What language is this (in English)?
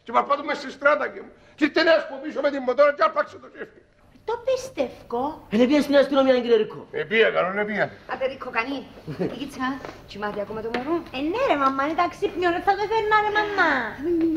Greek